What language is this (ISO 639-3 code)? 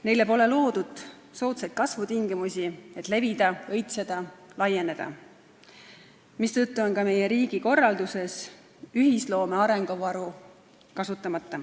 est